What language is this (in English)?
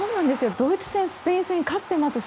Japanese